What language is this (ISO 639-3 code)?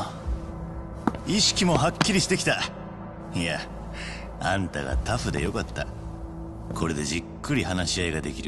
jpn